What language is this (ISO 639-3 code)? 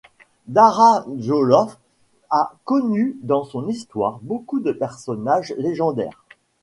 fra